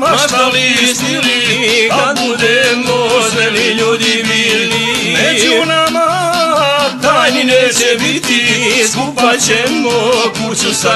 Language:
Romanian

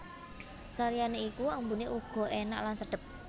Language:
Javanese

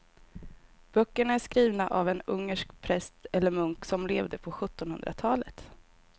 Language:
Swedish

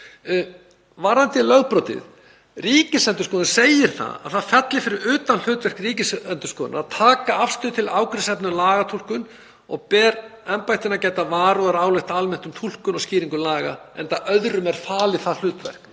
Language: Icelandic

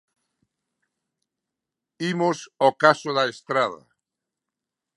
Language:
Galician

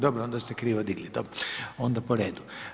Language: Croatian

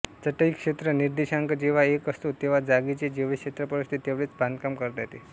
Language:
Marathi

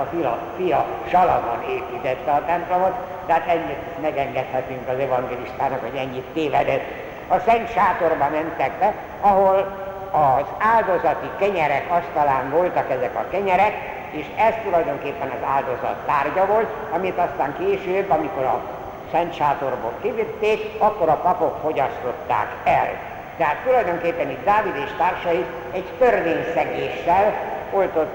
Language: Hungarian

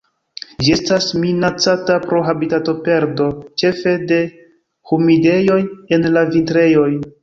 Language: Esperanto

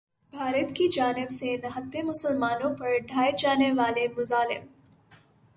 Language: Urdu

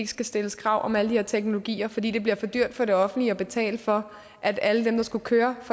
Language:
Danish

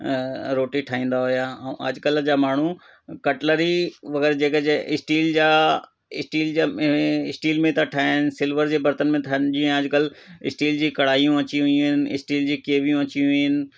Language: Sindhi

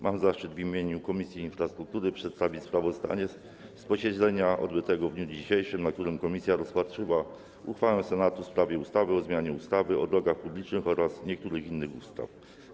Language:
Polish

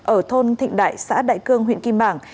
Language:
Vietnamese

